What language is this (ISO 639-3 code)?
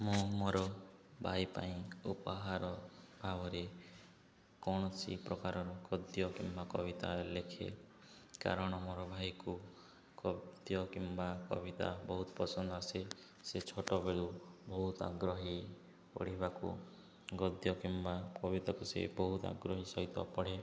ori